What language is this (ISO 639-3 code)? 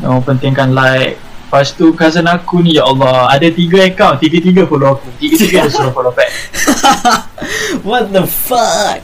msa